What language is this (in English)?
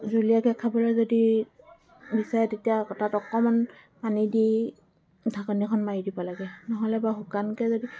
Assamese